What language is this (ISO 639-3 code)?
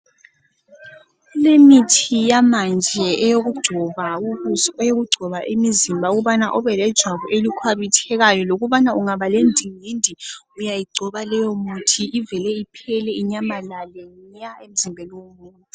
nde